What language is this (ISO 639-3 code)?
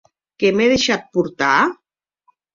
oci